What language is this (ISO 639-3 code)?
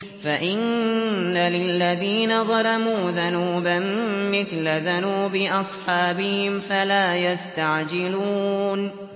ara